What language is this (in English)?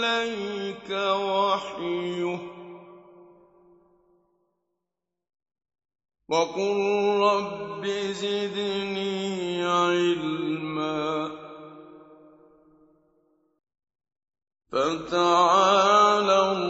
Arabic